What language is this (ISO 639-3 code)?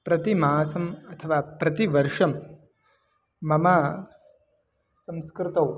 san